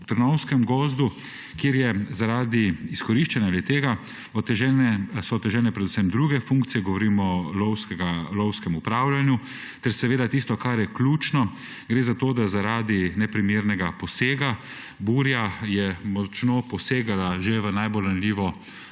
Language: Slovenian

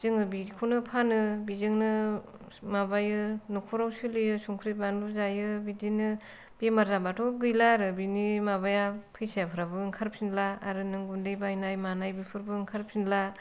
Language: Bodo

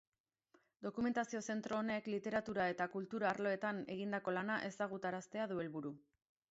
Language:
Basque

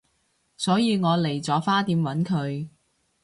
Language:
Cantonese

